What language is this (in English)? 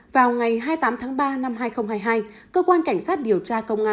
Vietnamese